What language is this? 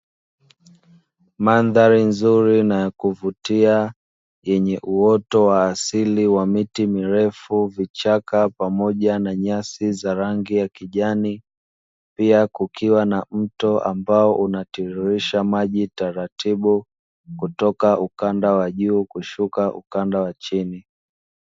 Swahili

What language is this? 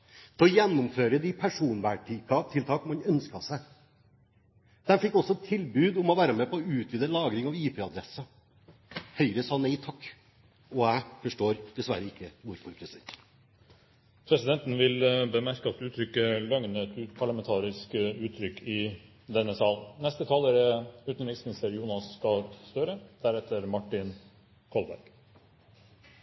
Norwegian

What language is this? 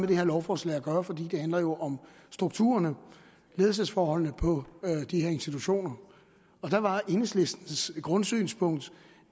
Danish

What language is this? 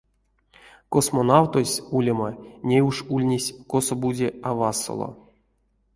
Erzya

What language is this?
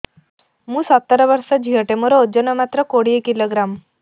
Odia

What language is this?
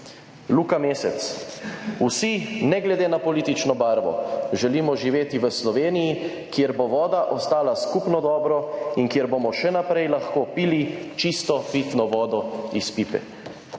Slovenian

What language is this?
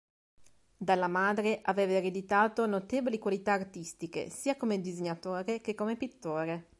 Italian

